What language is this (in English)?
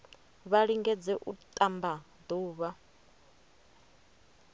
Venda